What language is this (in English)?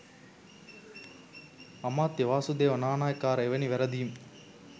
Sinhala